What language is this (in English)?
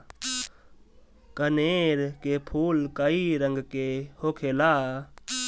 Bhojpuri